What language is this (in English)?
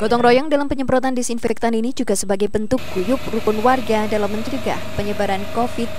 Indonesian